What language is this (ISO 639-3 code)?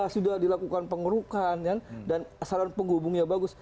ind